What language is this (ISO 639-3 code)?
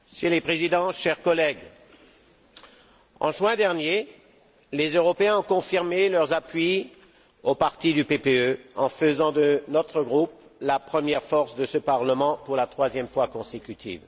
fra